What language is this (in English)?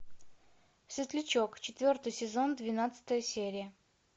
Russian